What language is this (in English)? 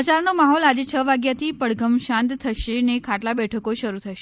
Gujarati